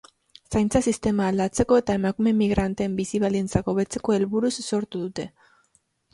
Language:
Basque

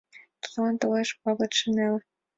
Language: Mari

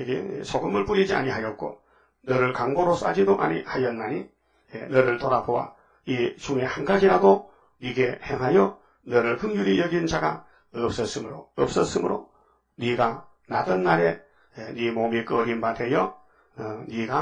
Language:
Korean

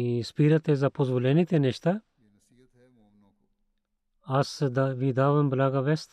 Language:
Bulgarian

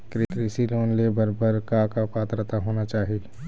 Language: Chhattisgarhi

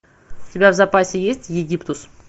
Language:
Russian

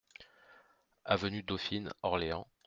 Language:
French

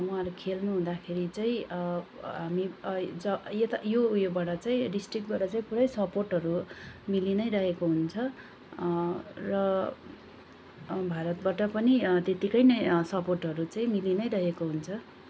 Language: Nepali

